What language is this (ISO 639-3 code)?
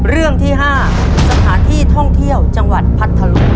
tha